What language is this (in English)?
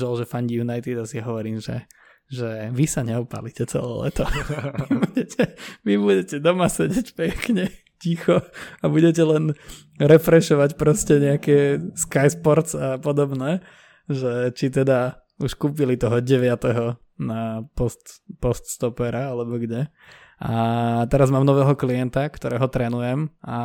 Slovak